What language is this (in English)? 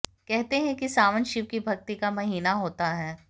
Hindi